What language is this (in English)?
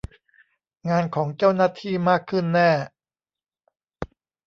Thai